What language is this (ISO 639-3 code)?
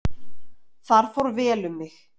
isl